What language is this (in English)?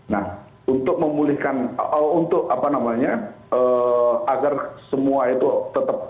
Indonesian